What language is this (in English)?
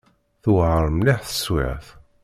Kabyle